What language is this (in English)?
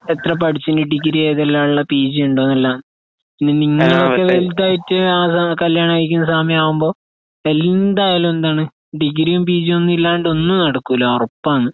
Malayalam